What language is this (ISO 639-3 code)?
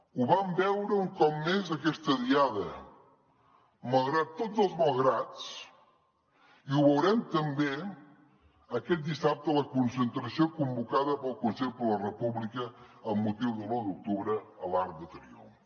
cat